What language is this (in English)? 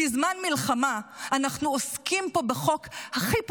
Hebrew